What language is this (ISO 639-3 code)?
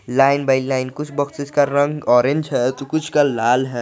hin